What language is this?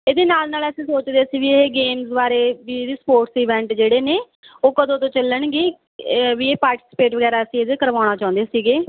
Punjabi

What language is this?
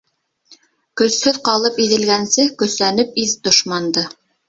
Bashkir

